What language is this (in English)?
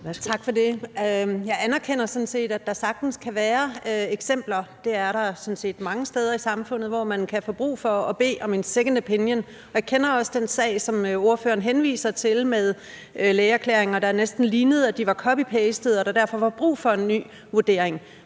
Danish